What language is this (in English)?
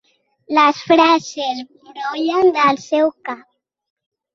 Catalan